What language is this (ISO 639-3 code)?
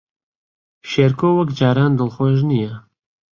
ckb